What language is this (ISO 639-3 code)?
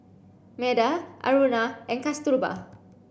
eng